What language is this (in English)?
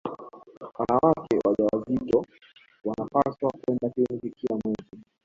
Swahili